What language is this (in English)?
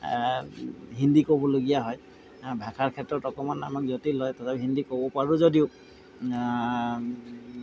Assamese